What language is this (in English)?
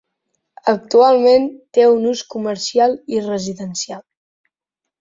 Catalan